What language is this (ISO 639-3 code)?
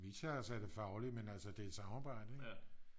dan